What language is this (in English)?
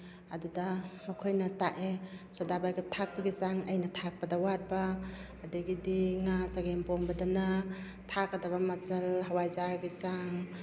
Manipuri